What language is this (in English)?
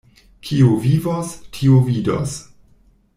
Esperanto